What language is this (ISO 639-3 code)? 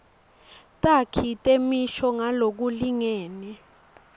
ssw